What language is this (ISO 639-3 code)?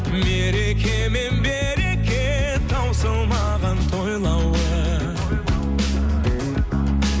kaz